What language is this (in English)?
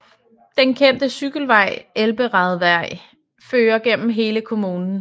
Danish